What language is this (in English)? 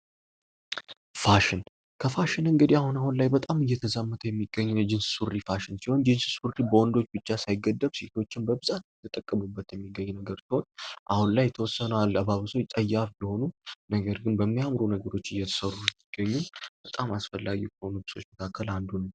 Amharic